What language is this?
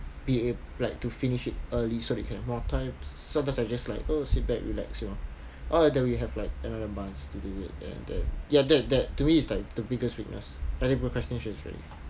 English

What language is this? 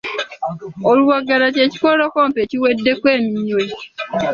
Ganda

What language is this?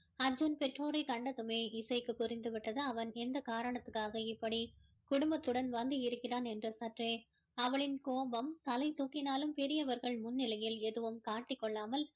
Tamil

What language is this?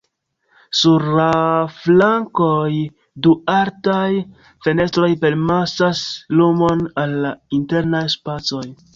Esperanto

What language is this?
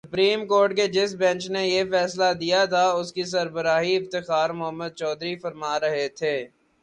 Urdu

